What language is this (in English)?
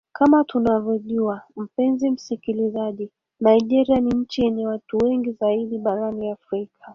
Swahili